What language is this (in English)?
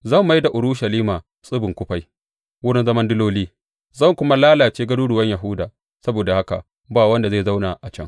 Hausa